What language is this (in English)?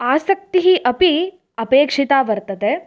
Sanskrit